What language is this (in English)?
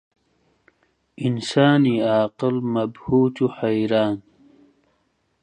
Central Kurdish